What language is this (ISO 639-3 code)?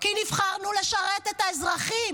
heb